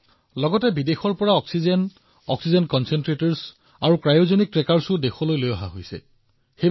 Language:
Assamese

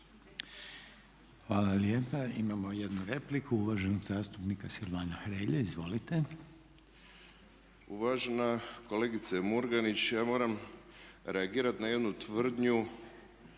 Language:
Croatian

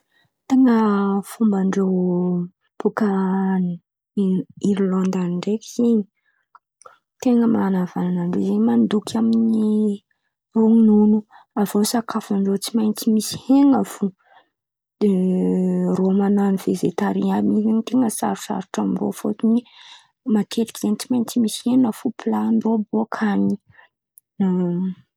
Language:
Antankarana Malagasy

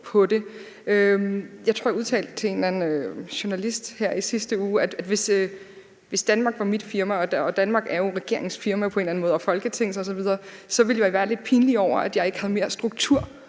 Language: Danish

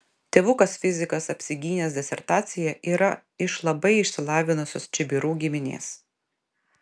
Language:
Lithuanian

